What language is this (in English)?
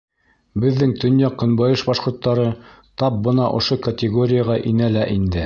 Bashkir